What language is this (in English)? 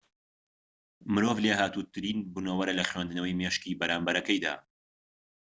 Central Kurdish